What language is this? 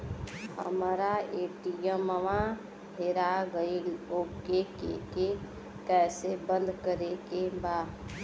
Bhojpuri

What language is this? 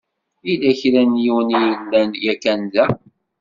Kabyle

